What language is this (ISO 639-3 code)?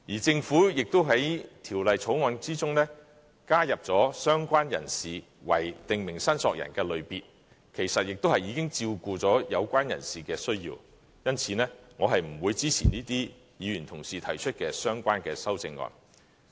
yue